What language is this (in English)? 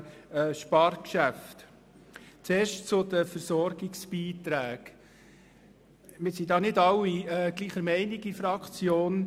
Swiss German